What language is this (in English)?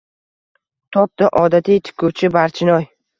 Uzbek